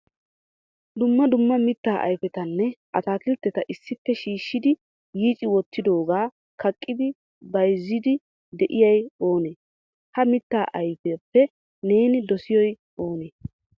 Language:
Wolaytta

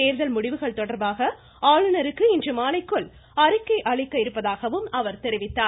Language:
Tamil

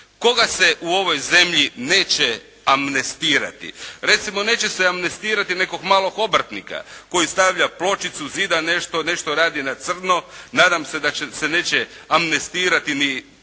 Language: Croatian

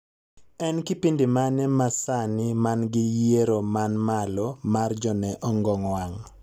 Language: Luo (Kenya and Tanzania)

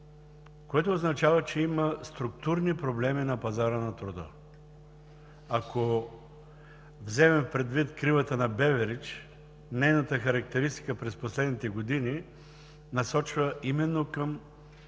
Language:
Bulgarian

